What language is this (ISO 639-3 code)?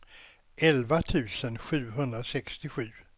swe